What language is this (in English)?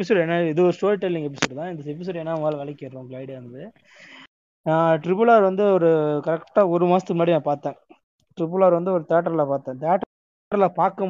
Tamil